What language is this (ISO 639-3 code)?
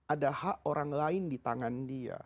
ind